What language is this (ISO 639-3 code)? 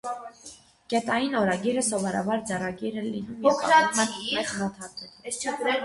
hye